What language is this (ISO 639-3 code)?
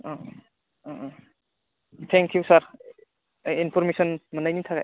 brx